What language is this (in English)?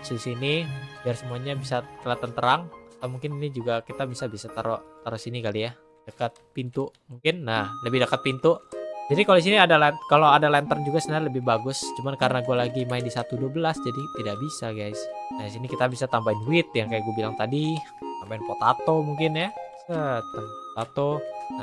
Indonesian